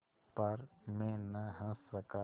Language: Hindi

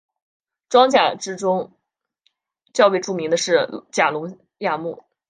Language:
Chinese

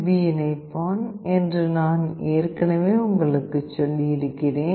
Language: Tamil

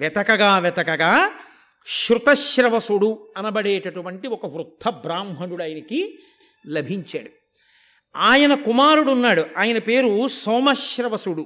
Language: Telugu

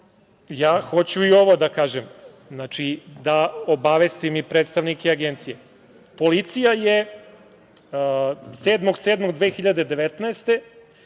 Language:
Serbian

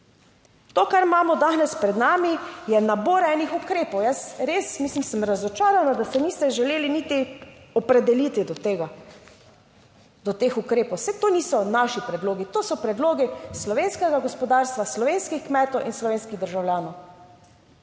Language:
Slovenian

